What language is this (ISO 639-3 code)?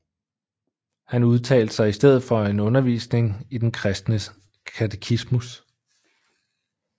dan